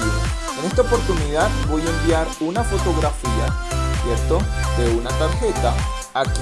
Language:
Spanish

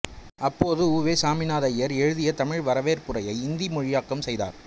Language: Tamil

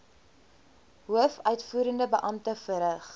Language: Afrikaans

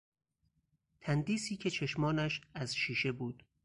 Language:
Persian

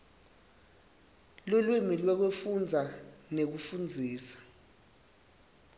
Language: Swati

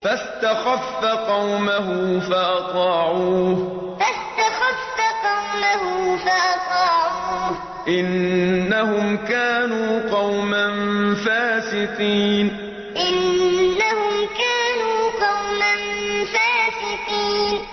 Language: Arabic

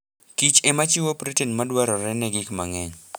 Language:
Luo (Kenya and Tanzania)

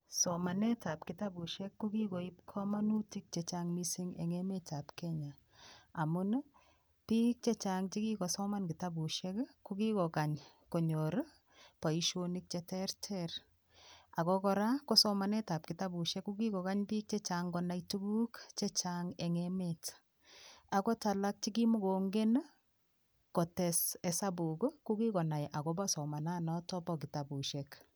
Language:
Kalenjin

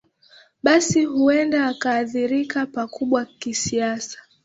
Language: Swahili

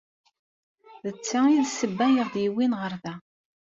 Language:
Kabyle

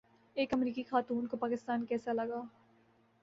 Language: Urdu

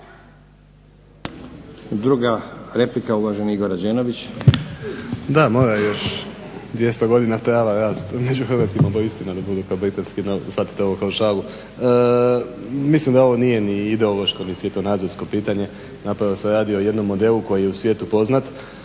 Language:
Croatian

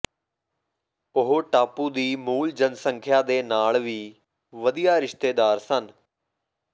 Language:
Punjabi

